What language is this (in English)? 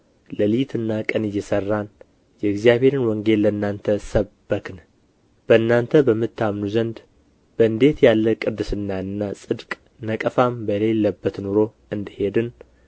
Amharic